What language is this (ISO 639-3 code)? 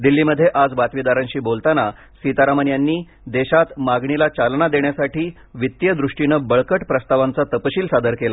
mar